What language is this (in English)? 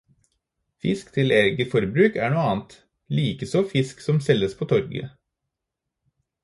Norwegian Bokmål